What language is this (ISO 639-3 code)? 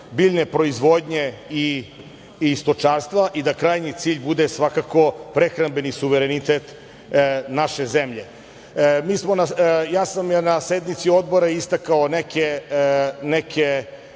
srp